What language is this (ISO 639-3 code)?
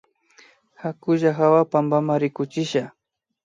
qvi